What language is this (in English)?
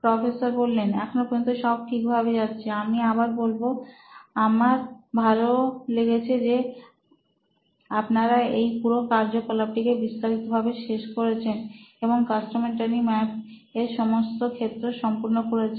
Bangla